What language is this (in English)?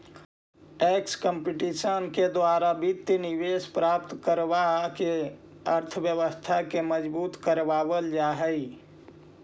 Magahi